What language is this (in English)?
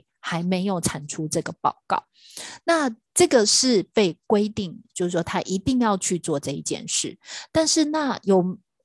Chinese